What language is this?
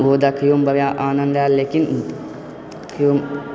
Maithili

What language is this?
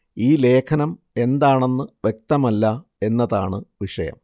Malayalam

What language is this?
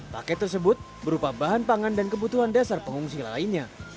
Indonesian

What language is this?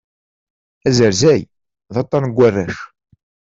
Kabyle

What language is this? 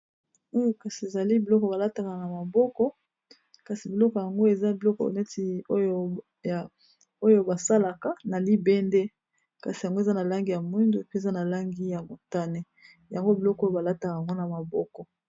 Lingala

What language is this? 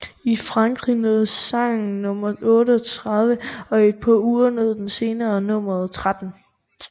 Danish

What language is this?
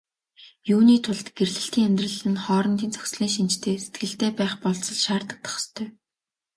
Mongolian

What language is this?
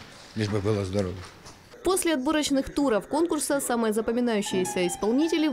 Russian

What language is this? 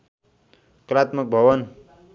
Nepali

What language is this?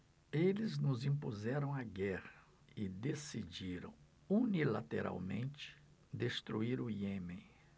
Portuguese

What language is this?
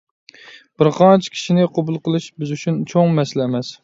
Uyghur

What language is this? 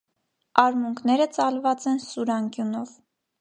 Armenian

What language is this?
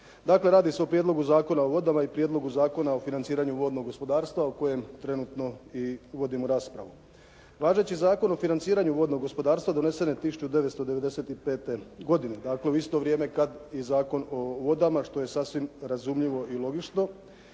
Croatian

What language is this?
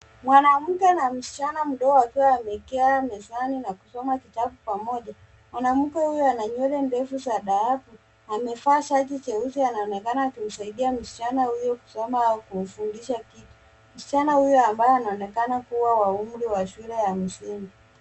Swahili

